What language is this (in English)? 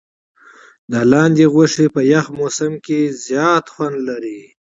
Pashto